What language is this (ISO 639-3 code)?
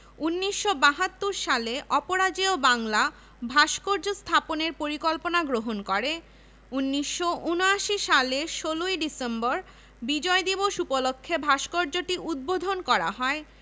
ben